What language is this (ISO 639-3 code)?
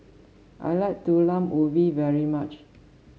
eng